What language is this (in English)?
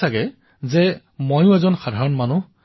Assamese